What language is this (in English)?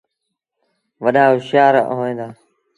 Sindhi Bhil